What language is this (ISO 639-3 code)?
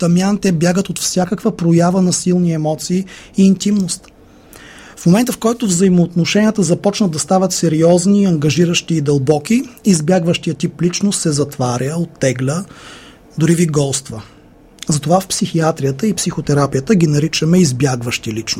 bul